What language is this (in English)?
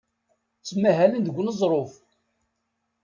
Kabyle